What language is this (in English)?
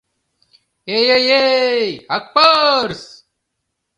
Mari